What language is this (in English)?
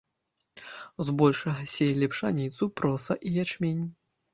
Belarusian